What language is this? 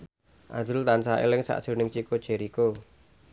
Javanese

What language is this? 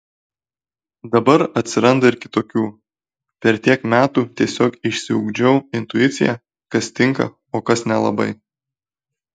Lithuanian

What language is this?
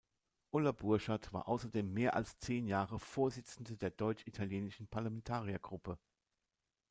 German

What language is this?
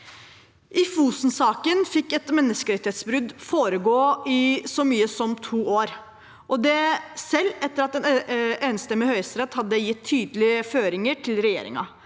Norwegian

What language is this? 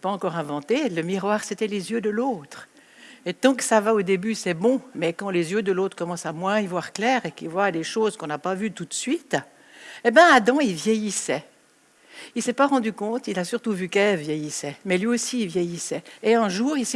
French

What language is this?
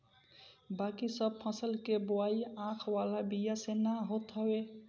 Bhojpuri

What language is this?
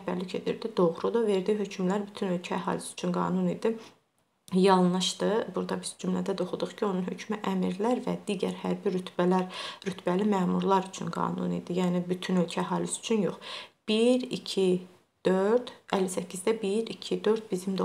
Turkish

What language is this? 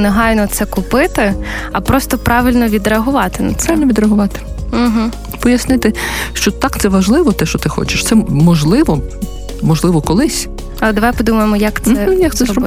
Ukrainian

